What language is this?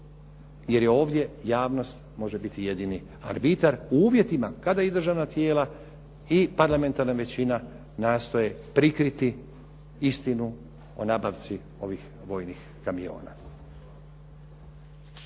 Croatian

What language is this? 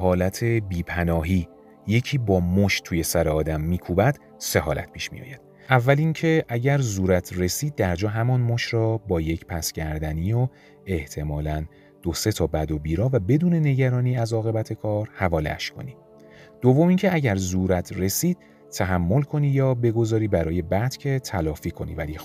Persian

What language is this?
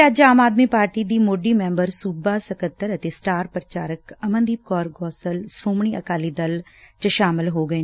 Punjabi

